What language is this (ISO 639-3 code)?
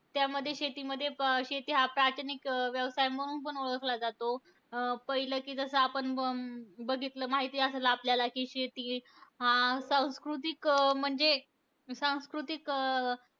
mar